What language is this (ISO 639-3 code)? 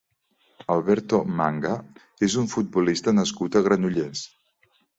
cat